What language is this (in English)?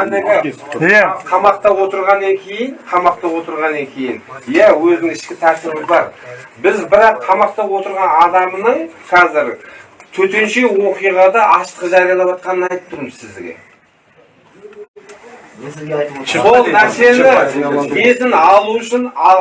Turkish